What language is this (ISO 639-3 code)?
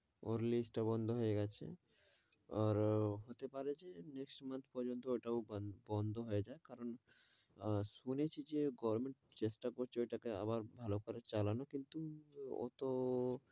ben